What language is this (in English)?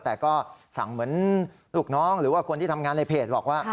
Thai